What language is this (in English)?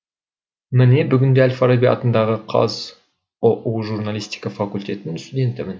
Kazakh